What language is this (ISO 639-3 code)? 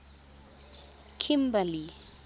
tsn